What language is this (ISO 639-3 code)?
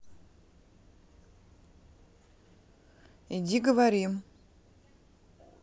rus